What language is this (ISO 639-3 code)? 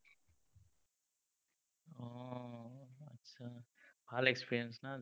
asm